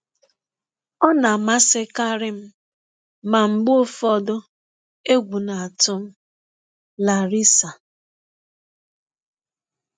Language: Igbo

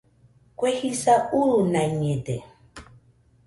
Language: Nüpode Huitoto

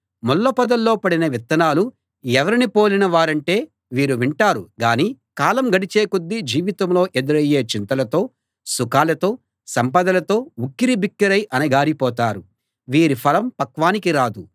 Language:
Telugu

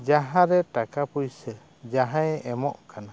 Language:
Santali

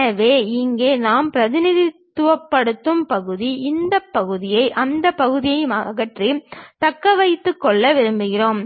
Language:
Tamil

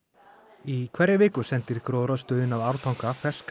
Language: Icelandic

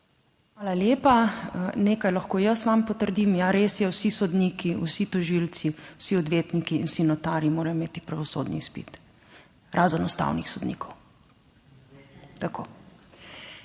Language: Slovenian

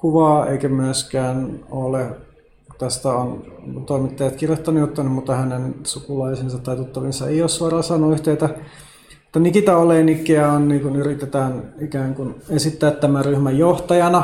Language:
Finnish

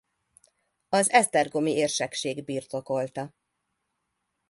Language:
Hungarian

